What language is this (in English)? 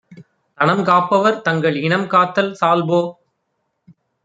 Tamil